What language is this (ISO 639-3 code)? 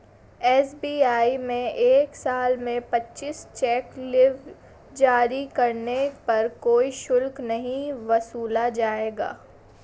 hin